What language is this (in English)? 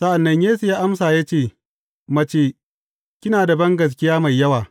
Hausa